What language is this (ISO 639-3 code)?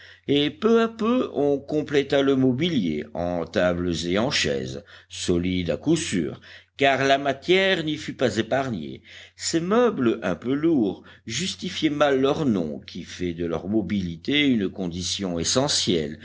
fra